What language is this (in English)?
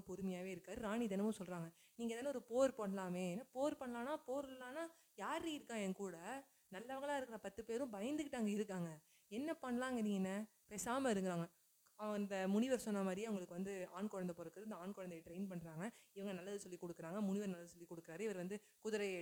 Tamil